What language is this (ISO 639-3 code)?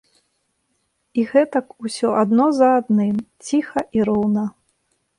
bel